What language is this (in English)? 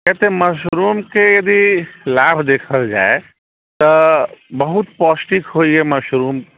Maithili